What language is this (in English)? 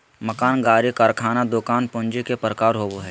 Magahi